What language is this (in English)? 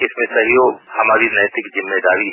Hindi